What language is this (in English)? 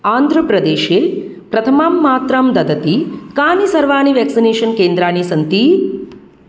Sanskrit